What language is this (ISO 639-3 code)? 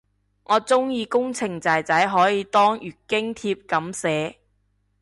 yue